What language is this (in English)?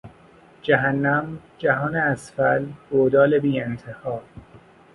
Persian